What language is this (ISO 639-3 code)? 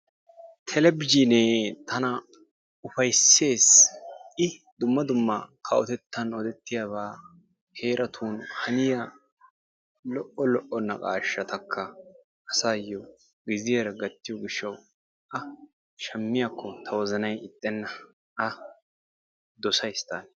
wal